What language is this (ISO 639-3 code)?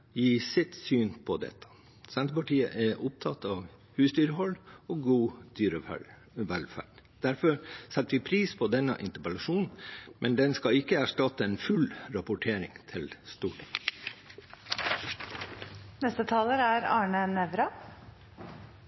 nob